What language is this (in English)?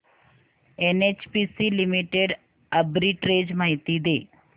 Marathi